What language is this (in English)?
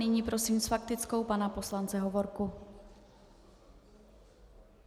Czech